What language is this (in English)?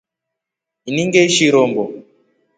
Rombo